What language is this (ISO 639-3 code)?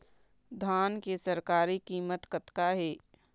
hne